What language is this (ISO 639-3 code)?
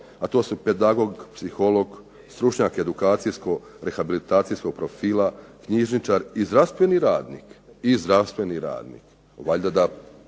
hrv